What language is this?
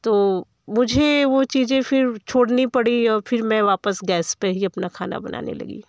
Hindi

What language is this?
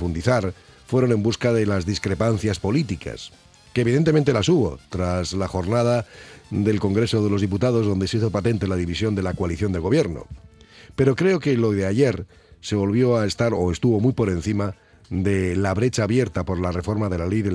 Spanish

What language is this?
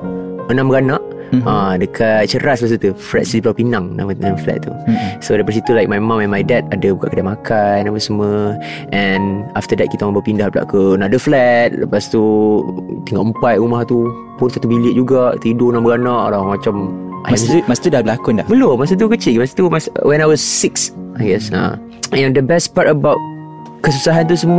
Malay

